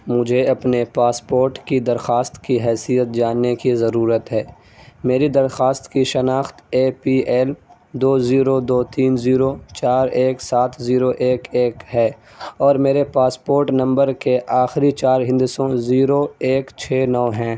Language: Urdu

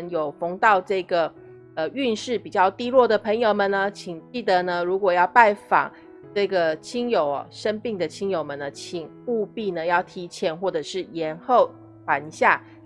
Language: Chinese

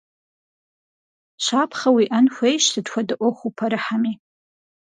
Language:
Kabardian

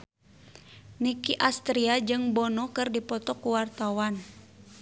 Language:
Sundanese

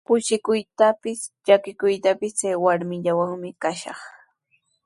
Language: Sihuas Ancash Quechua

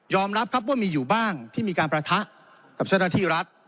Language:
Thai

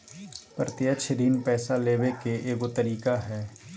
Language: Magahi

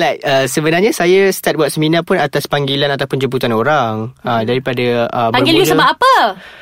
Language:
Malay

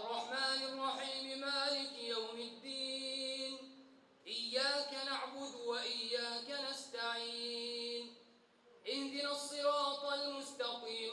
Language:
Arabic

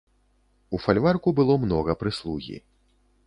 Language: Belarusian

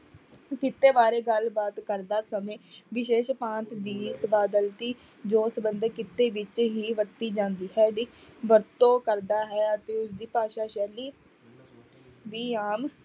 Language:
Punjabi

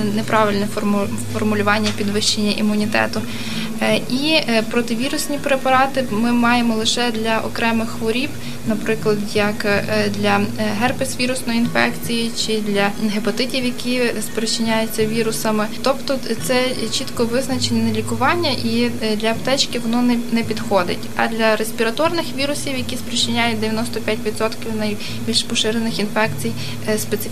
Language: Ukrainian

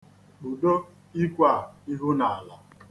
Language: Igbo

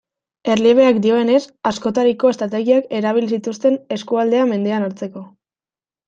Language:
Basque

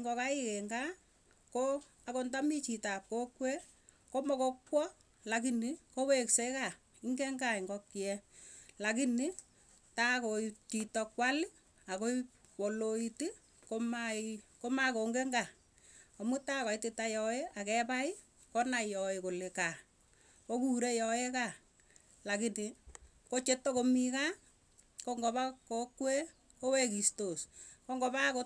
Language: Tugen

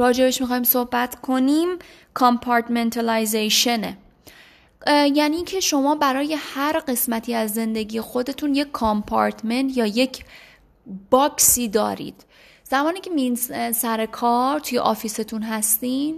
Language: Persian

